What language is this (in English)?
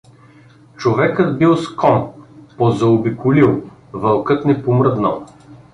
Bulgarian